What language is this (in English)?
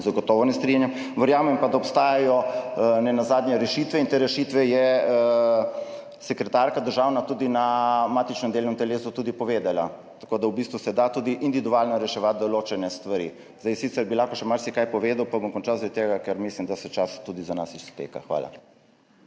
Slovenian